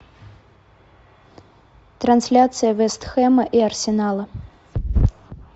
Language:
Russian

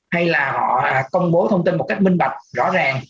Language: Vietnamese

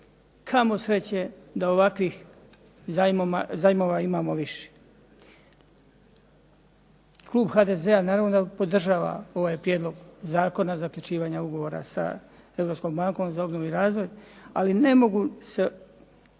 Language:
Croatian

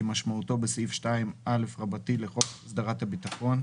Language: Hebrew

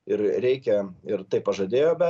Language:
Lithuanian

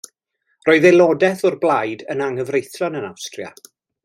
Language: Welsh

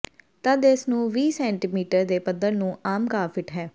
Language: Punjabi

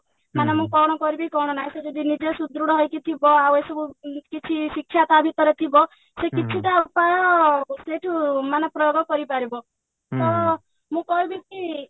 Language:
Odia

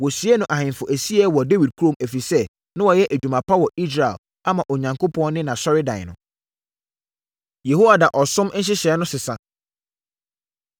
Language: Akan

